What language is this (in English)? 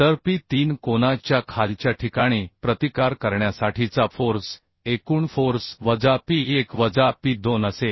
Marathi